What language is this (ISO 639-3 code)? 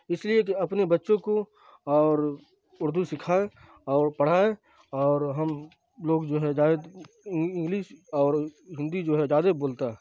urd